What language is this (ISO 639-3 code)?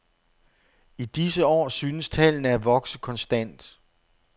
dan